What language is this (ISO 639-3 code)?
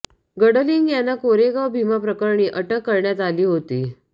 mar